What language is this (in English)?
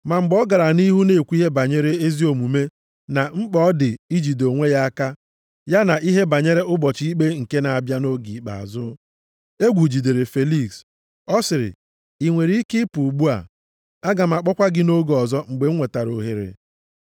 Igbo